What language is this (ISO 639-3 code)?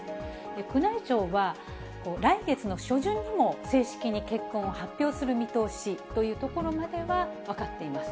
jpn